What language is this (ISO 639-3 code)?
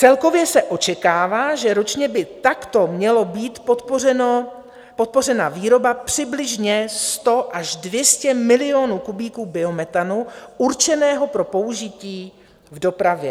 ces